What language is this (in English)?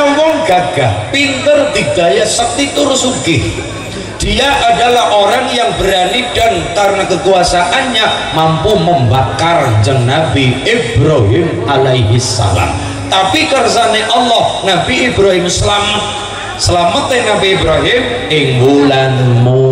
Indonesian